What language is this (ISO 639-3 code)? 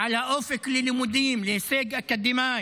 heb